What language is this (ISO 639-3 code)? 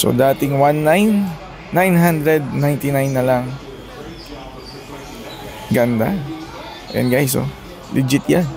fil